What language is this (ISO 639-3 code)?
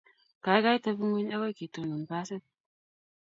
kln